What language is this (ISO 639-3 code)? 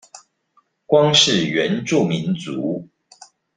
zho